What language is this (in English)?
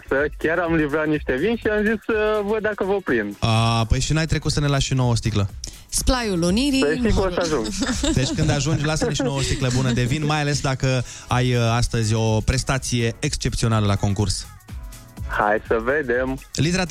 Romanian